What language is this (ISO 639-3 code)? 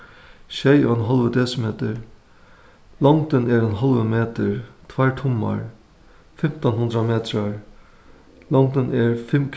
fao